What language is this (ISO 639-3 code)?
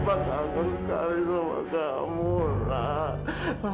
ind